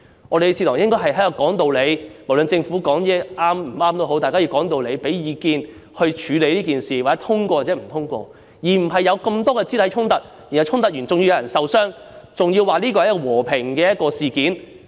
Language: Cantonese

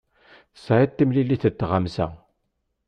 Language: Kabyle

